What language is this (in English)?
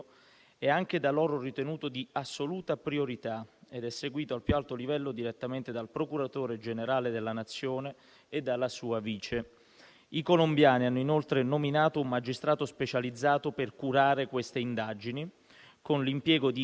Italian